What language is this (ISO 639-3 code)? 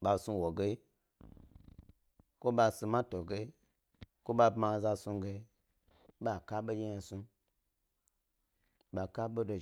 gby